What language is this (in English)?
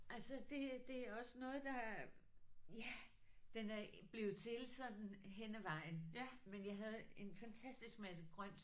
Danish